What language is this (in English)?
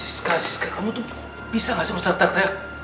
Indonesian